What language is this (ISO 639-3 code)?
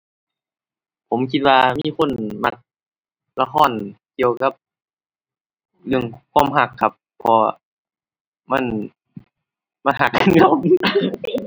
tha